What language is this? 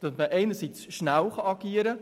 Swiss German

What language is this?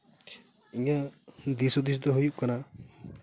Santali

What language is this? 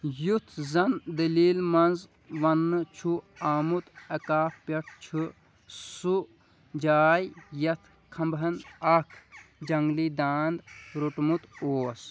Kashmiri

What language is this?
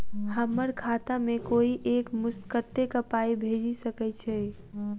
Maithili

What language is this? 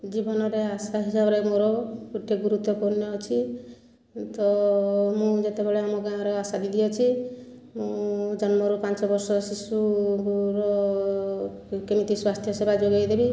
Odia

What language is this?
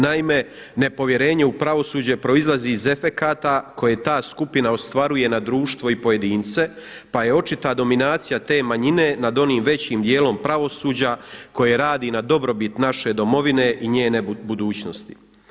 Croatian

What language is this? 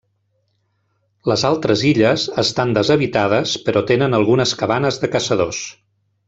Catalan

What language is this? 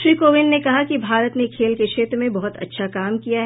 Hindi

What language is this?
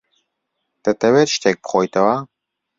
Central Kurdish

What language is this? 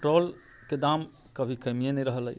Maithili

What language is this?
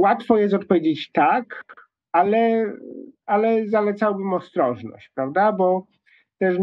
Polish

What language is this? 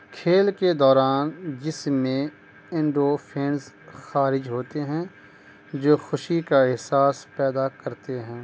Urdu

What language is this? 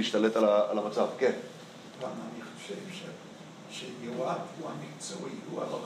Hebrew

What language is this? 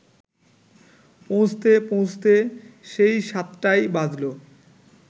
Bangla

